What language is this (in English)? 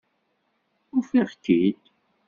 Kabyle